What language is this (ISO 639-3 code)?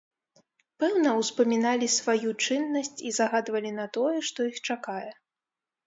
bel